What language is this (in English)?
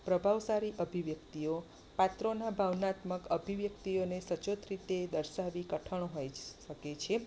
Gujarati